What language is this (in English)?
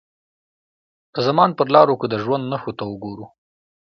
Pashto